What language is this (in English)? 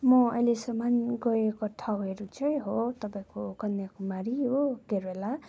Nepali